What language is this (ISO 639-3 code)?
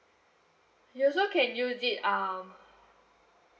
eng